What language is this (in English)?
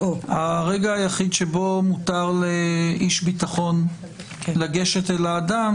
Hebrew